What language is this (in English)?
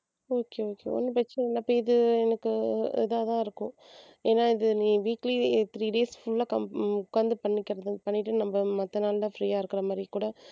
Tamil